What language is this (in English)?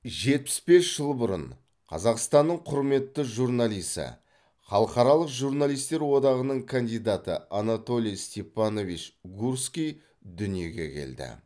Kazakh